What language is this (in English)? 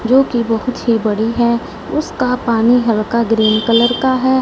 Hindi